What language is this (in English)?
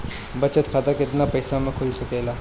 Bhojpuri